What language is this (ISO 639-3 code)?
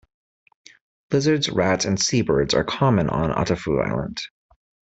eng